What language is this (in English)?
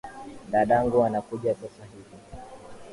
Swahili